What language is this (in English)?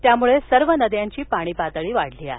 Marathi